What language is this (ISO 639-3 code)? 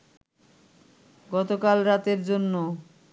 ben